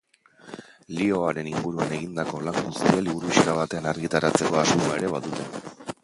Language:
Basque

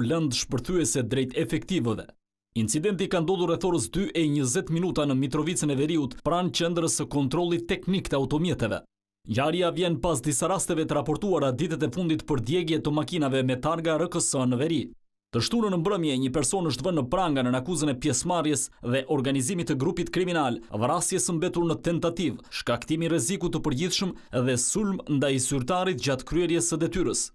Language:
Romanian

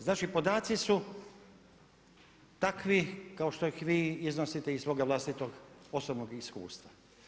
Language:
Croatian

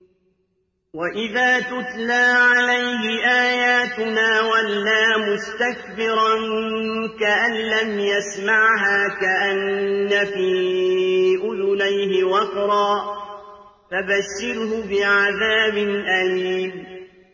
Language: Arabic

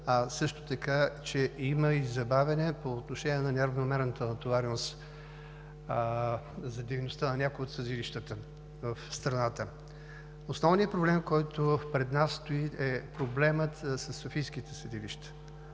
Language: Bulgarian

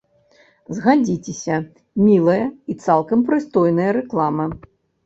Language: Belarusian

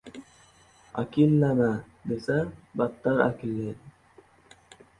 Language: Uzbek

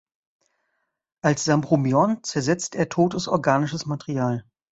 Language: German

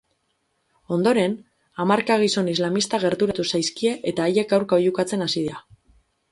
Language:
Basque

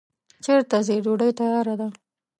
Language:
Pashto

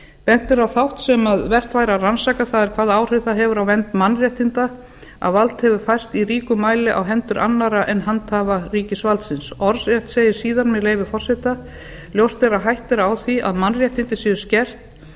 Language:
Icelandic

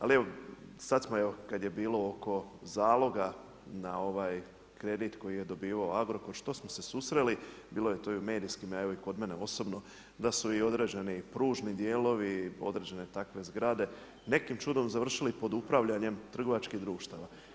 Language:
Croatian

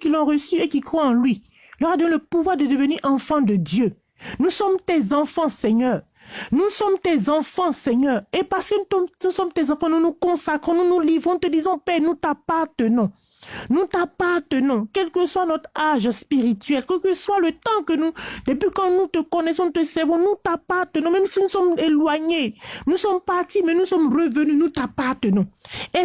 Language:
French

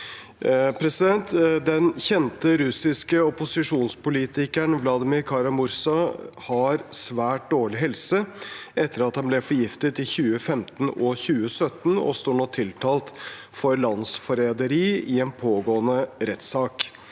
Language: Norwegian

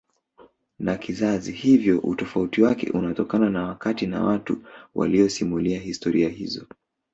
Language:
Swahili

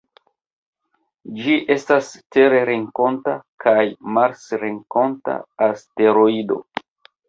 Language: Esperanto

